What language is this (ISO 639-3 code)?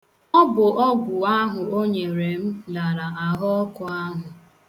ibo